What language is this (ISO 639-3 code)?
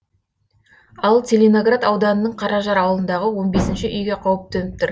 kaz